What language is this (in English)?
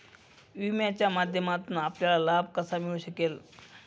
Marathi